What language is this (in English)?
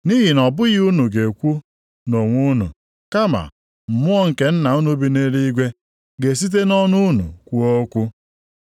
Igbo